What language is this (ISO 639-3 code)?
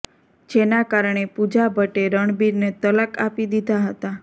guj